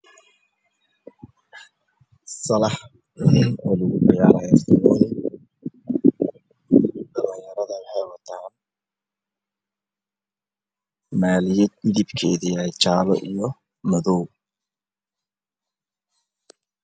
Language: Somali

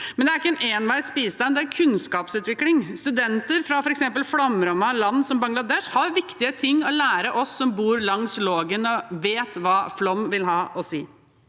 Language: Norwegian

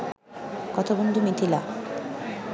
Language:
Bangla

